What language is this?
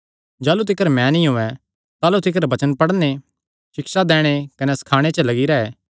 Kangri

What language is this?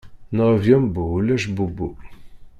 Kabyle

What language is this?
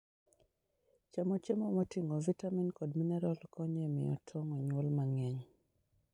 Luo (Kenya and Tanzania)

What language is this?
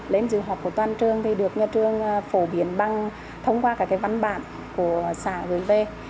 Vietnamese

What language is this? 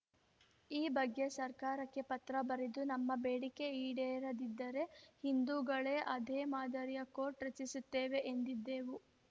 Kannada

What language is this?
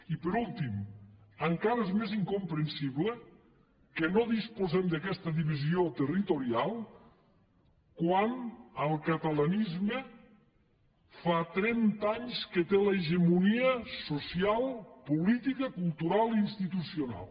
Catalan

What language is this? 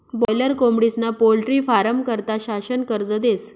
Marathi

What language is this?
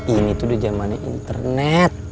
Indonesian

